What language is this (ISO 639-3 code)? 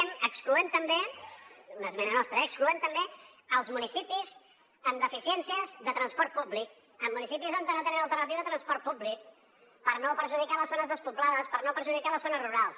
cat